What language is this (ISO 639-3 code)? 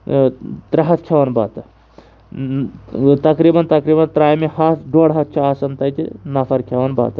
kas